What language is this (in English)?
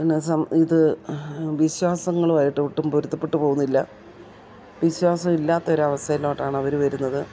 Malayalam